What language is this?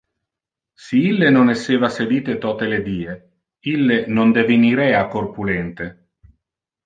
Interlingua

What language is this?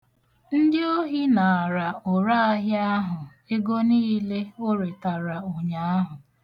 Igbo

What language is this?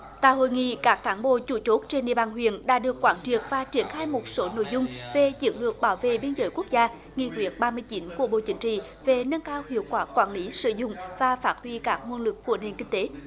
Vietnamese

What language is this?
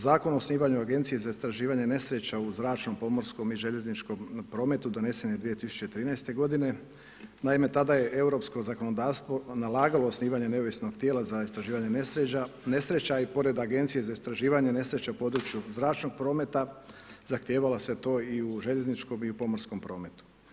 Croatian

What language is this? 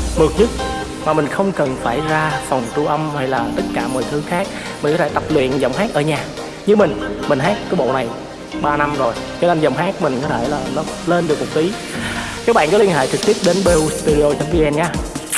Vietnamese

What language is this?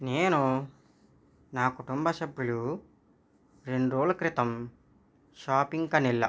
Telugu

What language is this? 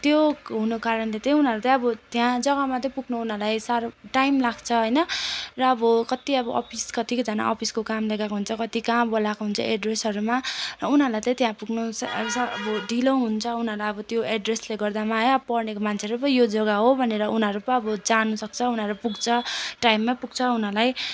Nepali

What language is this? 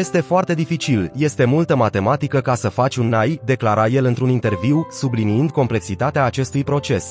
Romanian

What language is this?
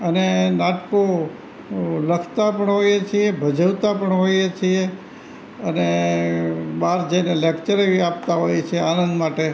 Gujarati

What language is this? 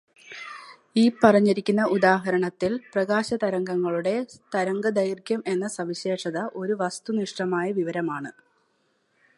Malayalam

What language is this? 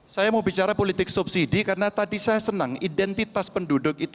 Indonesian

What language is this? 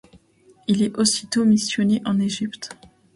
French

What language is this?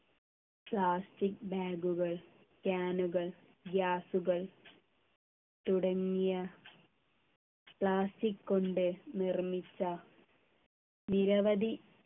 Malayalam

